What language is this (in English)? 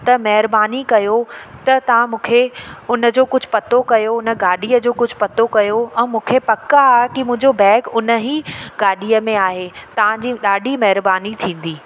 Sindhi